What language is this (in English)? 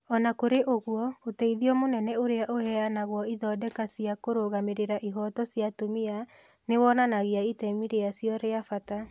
Kikuyu